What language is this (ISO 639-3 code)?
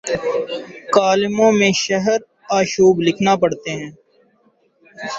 urd